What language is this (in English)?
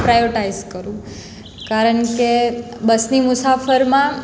Gujarati